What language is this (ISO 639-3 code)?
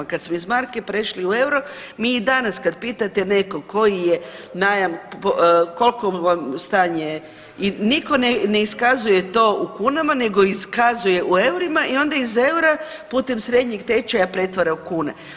hrv